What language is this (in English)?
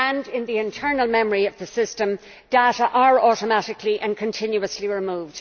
English